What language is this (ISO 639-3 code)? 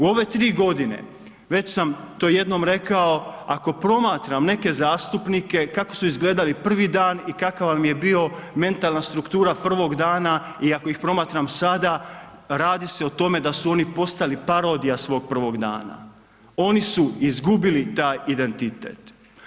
hrv